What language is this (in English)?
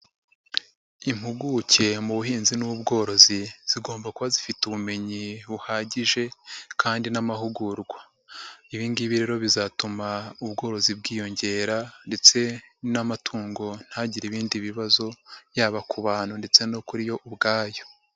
Kinyarwanda